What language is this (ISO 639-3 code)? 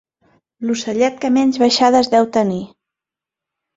cat